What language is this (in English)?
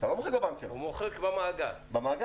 Hebrew